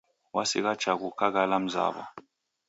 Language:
Taita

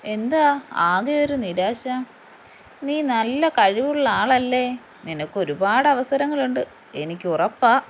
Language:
Malayalam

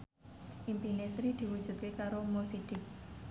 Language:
Javanese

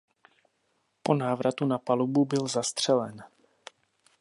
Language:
Czech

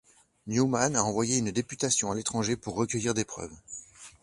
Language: French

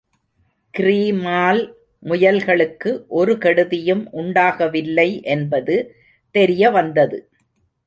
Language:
Tamil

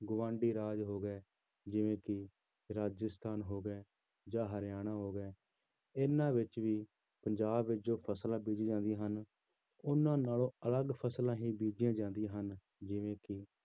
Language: Punjabi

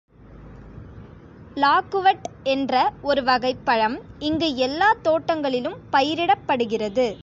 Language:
Tamil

